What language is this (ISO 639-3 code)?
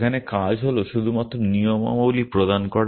ben